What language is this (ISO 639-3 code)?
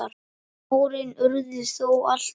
isl